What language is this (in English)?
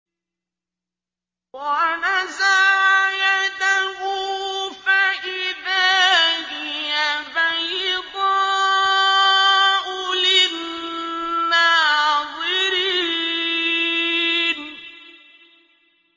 Arabic